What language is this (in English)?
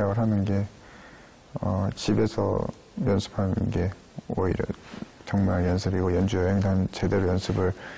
Korean